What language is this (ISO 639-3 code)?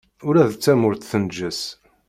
kab